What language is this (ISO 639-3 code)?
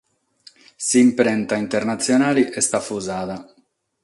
srd